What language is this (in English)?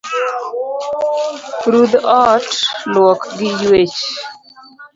Luo (Kenya and Tanzania)